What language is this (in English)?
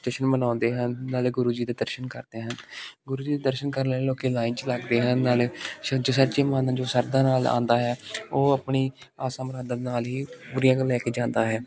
Punjabi